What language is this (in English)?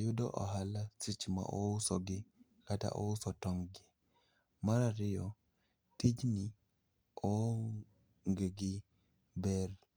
Luo (Kenya and Tanzania)